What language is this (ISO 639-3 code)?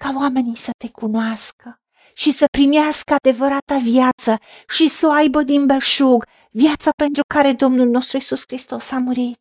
ron